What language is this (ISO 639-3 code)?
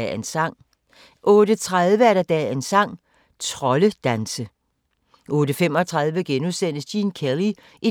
dan